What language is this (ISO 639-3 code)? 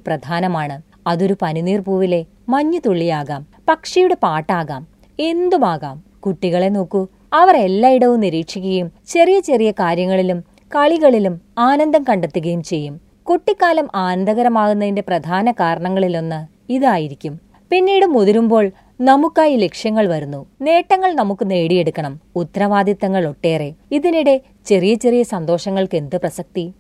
mal